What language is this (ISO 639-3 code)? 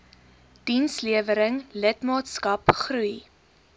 afr